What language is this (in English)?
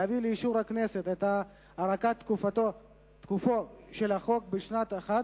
Hebrew